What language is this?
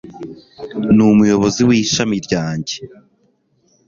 Kinyarwanda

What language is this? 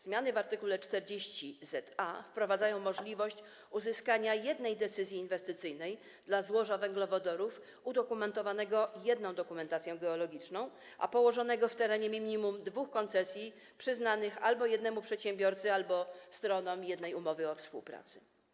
Polish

